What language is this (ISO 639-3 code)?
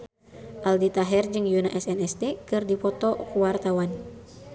sun